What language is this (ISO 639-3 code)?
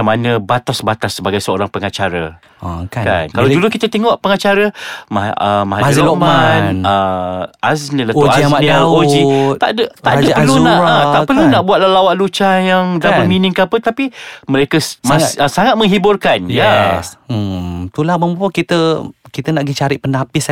msa